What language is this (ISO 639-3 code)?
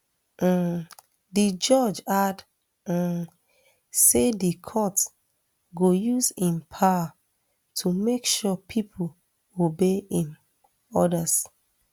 pcm